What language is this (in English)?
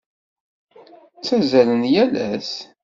Kabyle